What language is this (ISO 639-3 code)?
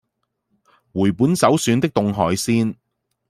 yue